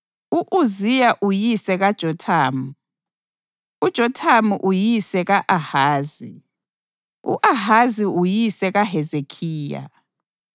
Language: North Ndebele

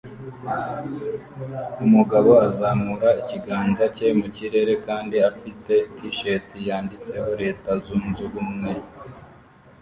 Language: Kinyarwanda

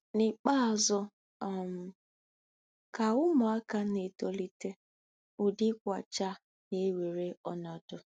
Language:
Igbo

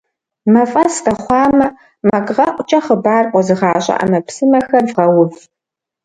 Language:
Kabardian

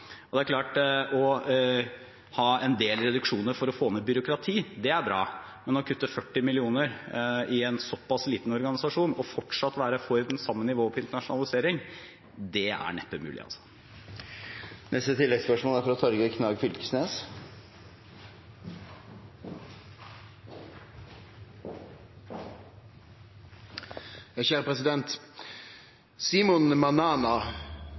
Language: Norwegian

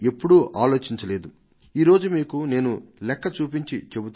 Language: Telugu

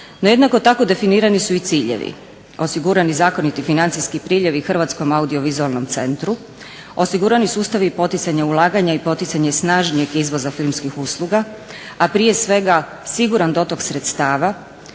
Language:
Croatian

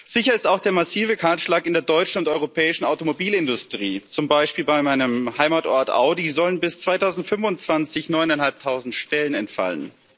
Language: German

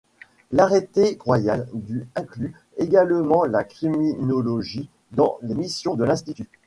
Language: French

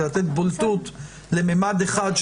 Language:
Hebrew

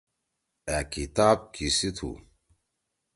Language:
Torwali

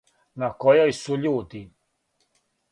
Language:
Serbian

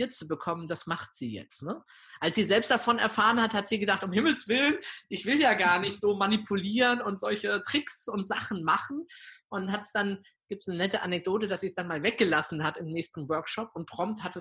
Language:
German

